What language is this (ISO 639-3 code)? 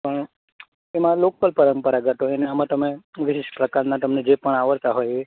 guj